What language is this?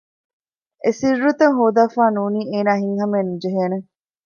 Divehi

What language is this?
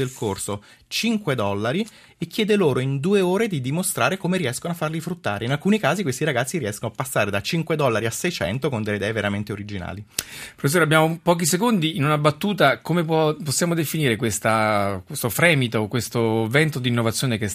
Italian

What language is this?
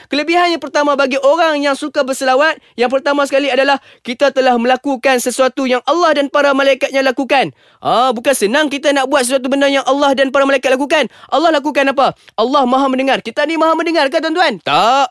Malay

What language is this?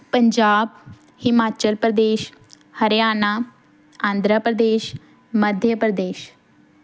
Punjabi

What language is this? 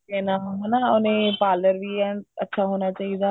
Punjabi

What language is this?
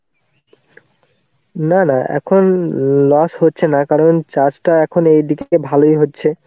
Bangla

